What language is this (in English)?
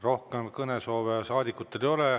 Estonian